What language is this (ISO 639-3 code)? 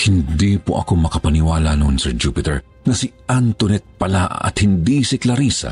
fil